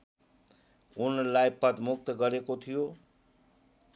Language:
Nepali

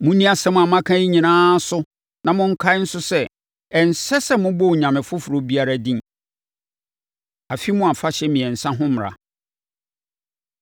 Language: Akan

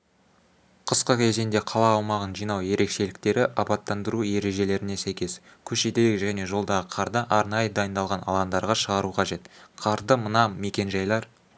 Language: Kazakh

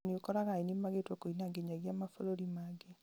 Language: Kikuyu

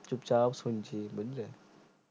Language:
Bangla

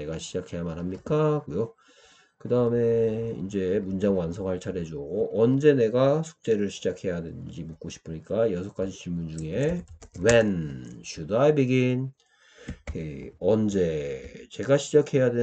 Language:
Korean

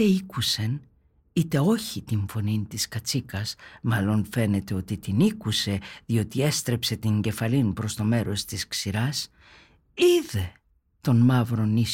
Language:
Greek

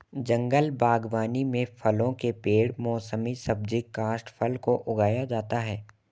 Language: Hindi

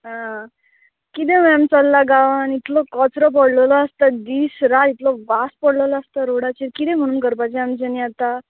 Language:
Konkani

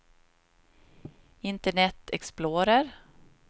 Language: Swedish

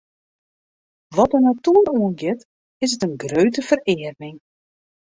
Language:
Western Frisian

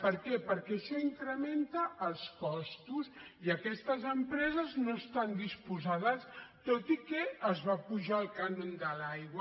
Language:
Catalan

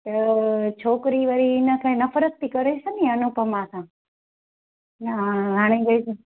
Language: Sindhi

